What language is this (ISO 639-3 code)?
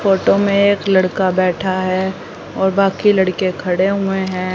hin